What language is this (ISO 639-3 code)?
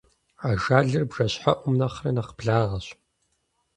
kbd